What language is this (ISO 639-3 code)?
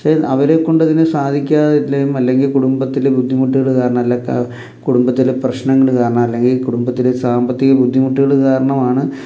mal